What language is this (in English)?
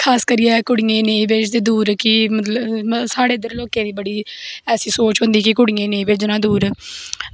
Dogri